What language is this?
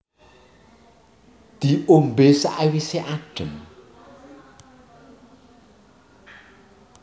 Javanese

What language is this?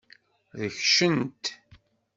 Kabyle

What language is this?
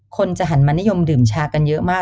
Thai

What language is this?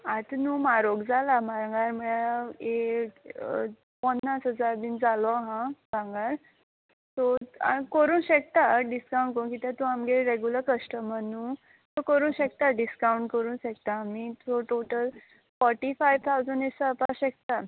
Konkani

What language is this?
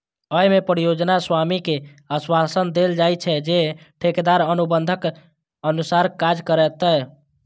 Maithili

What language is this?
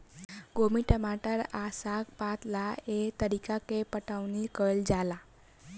Bhojpuri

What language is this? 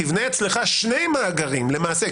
Hebrew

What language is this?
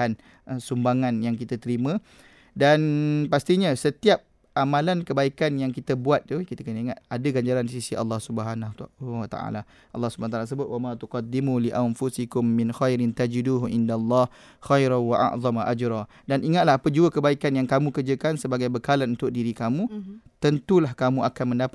Malay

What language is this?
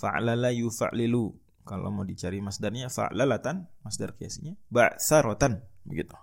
Indonesian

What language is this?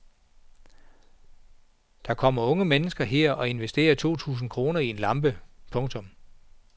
Danish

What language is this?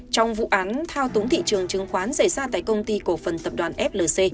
Vietnamese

